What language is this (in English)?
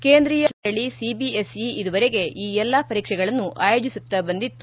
Kannada